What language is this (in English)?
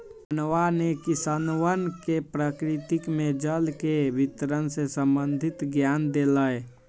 Magahi